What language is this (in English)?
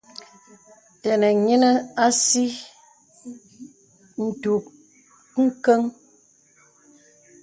Bebele